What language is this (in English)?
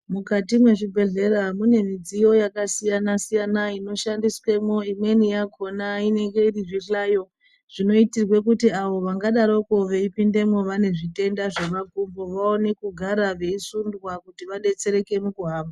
Ndau